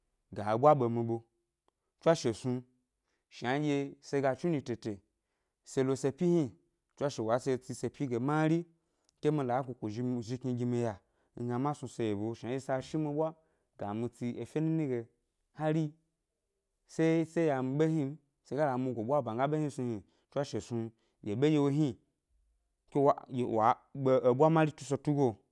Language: Gbari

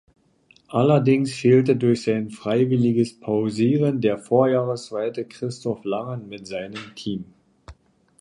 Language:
German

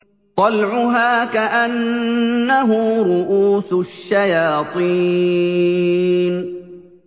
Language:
Arabic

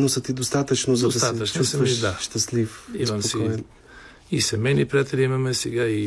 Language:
Bulgarian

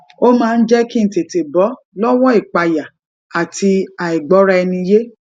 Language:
Yoruba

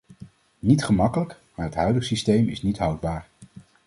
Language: Dutch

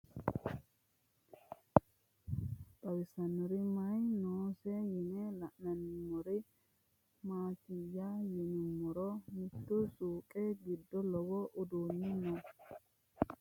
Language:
Sidamo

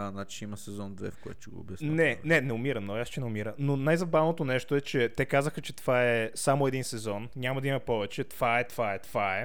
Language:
Bulgarian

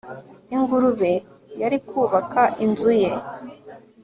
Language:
Kinyarwanda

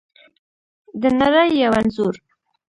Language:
Pashto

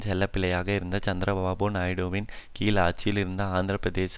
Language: Tamil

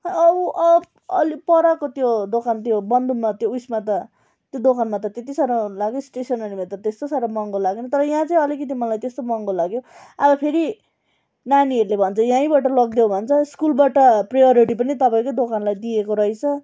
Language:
Nepali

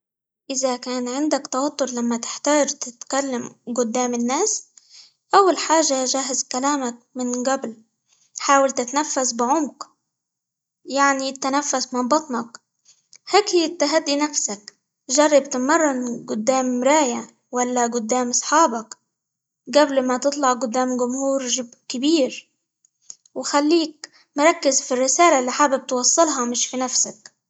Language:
Libyan Arabic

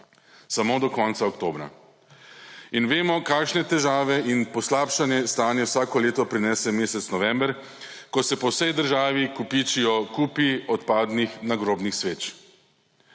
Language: Slovenian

